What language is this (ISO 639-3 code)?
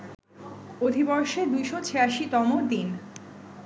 ben